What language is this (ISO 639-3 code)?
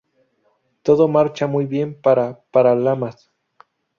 spa